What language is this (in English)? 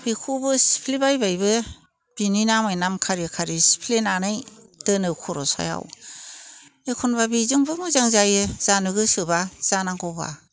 Bodo